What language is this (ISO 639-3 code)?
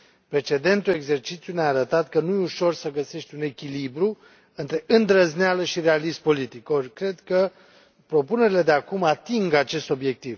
ron